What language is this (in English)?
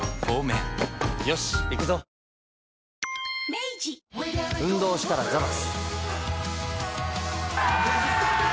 Japanese